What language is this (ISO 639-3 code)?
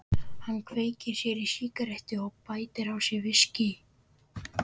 isl